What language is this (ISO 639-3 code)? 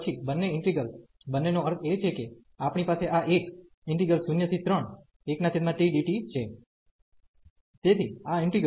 guj